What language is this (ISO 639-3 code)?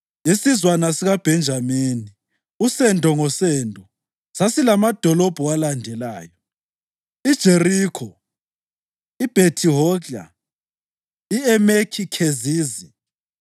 nde